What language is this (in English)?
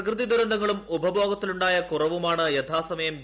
Malayalam